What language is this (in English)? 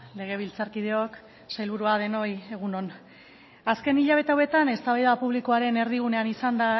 Basque